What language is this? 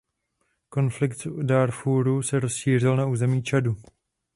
Czech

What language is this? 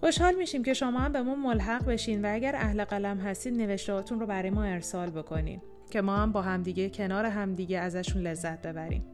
Persian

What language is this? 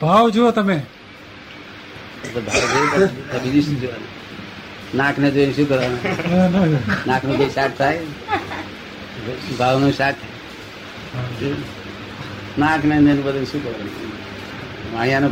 Gujarati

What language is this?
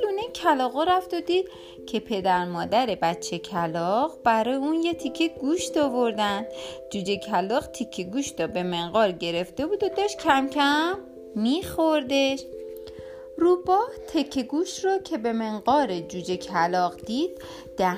Persian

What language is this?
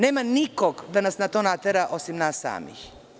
Serbian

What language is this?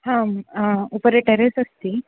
Sanskrit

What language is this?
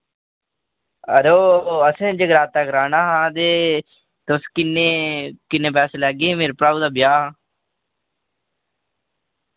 Dogri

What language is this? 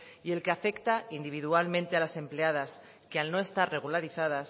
Spanish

